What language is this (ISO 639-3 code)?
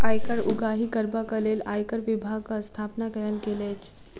mai